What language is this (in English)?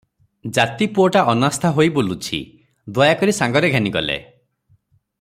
Odia